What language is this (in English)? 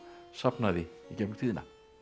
Icelandic